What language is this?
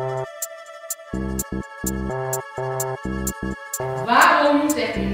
Dutch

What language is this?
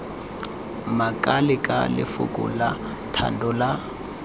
Tswana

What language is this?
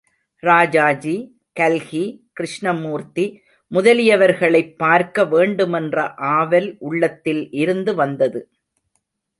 Tamil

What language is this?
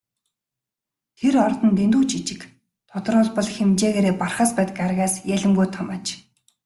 Mongolian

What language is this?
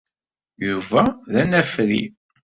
Kabyle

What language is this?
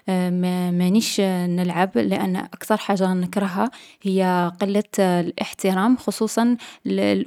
Algerian Arabic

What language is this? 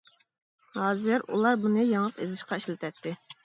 Uyghur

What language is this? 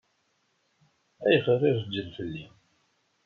Kabyle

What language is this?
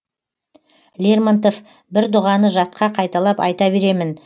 Kazakh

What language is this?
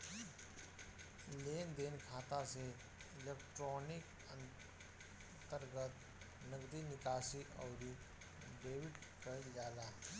Bhojpuri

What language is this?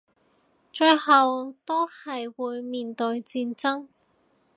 Cantonese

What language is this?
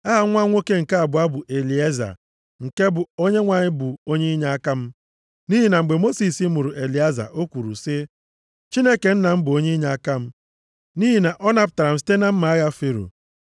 Igbo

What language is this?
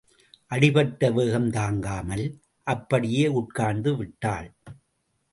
Tamil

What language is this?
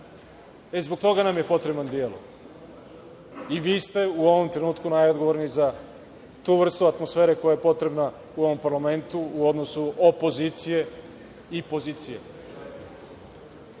Serbian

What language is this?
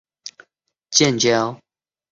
Chinese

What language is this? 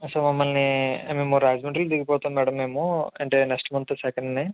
Telugu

